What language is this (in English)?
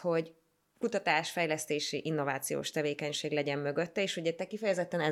Hungarian